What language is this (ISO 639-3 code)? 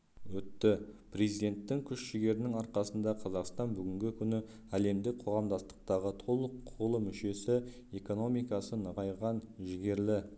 kaz